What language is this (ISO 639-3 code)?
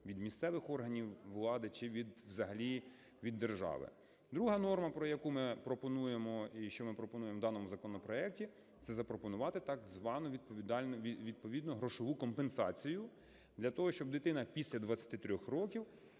ukr